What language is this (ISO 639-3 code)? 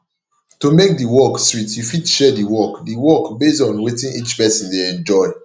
pcm